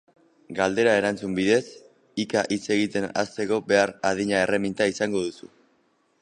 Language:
Basque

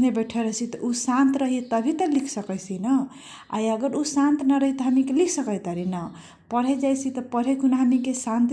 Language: Kochila Tharu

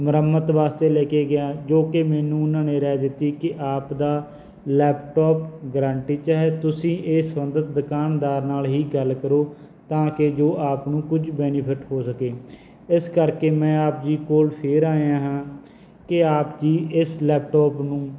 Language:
Punjabi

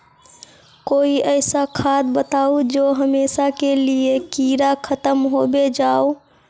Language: Magahi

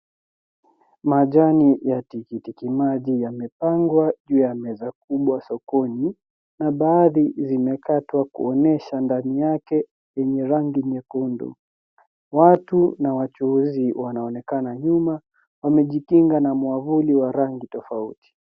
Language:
Swahili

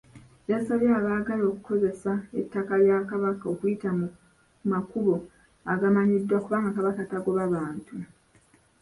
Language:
Ganda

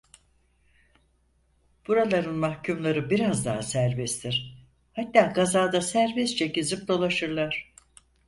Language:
Turkish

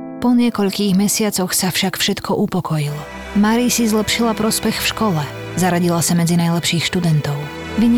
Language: Slovak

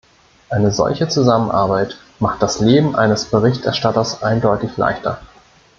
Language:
German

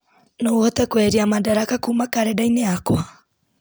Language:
Kikuyu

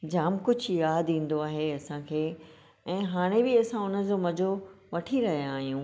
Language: Sindhi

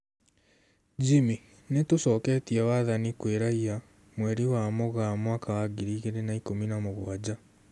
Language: Kikuyu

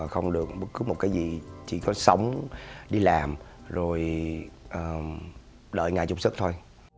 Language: Vietnamese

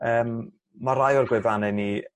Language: Welsh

